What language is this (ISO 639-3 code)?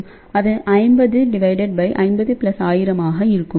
tam